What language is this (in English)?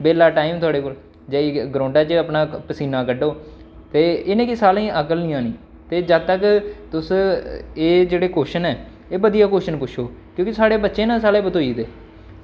Dogri